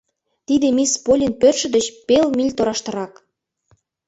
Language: Mari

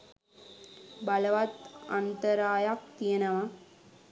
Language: Sinhala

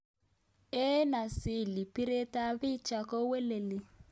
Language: Kalenjin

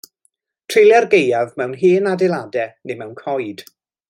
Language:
Welsh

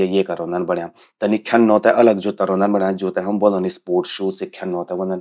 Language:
Garhwali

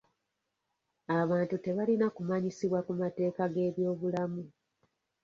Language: Ganda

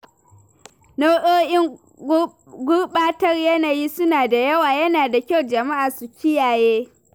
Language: Hausa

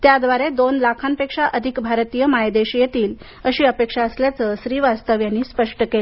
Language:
Marathi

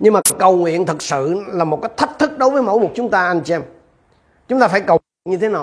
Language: Vietnamese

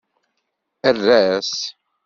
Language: Kabyle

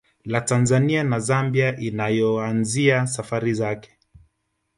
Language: Swahili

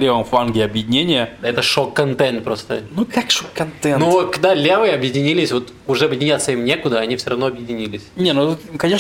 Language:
Russian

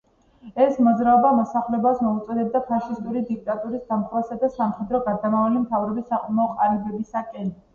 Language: Georgian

